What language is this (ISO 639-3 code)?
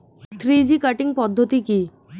ben